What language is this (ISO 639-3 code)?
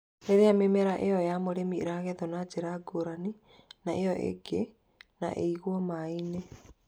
kik